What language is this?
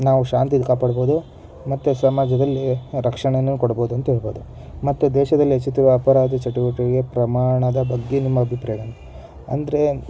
Kannada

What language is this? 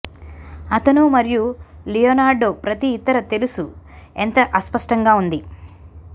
Telugu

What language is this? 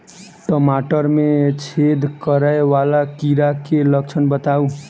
Maithili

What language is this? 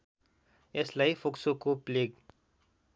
Nepali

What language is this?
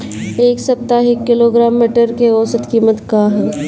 Bhojpuri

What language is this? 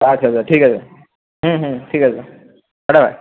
Bangla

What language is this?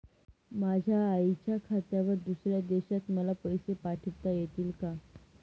Marathi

